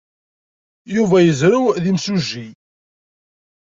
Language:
Kabyle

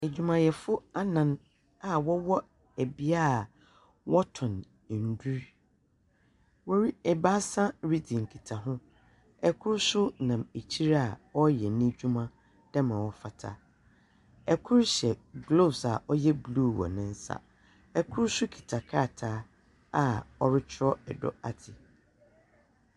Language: Akan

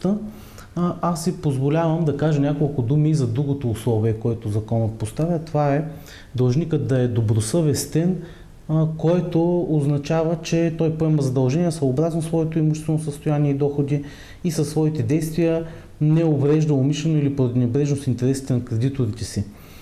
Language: Bulgarian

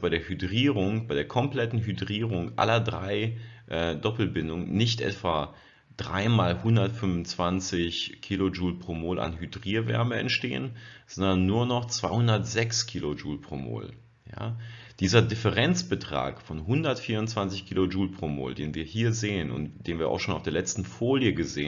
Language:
German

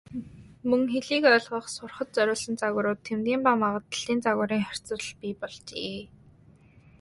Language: Mongolian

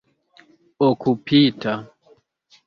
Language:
Esperanto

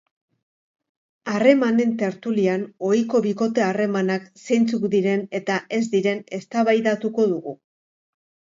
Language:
Basque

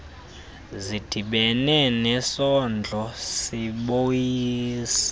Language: Xhosa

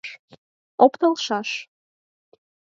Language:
Mari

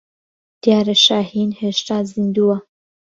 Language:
Central Kurdish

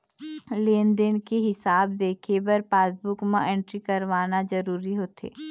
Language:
Chhattisgarhi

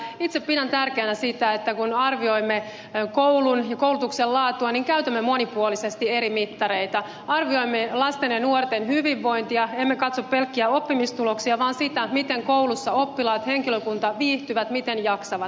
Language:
Finnish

